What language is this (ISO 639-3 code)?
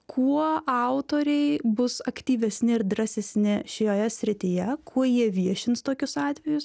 lit